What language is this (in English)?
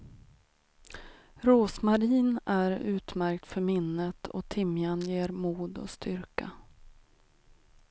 Swedish